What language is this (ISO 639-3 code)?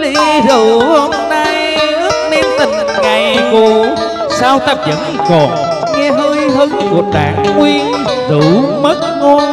vie